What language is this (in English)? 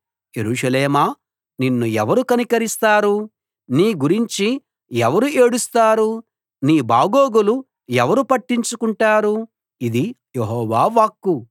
Telugu